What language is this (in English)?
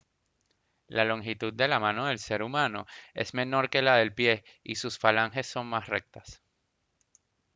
Spanish